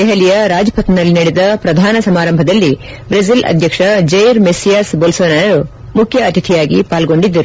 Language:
Kannada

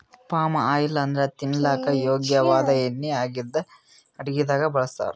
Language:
Kannada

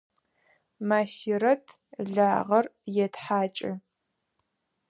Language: Adyghe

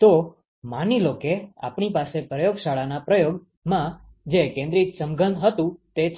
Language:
Gujarati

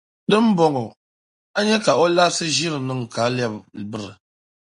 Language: Dagbani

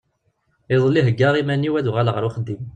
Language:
Kabyle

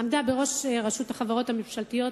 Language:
Hebrew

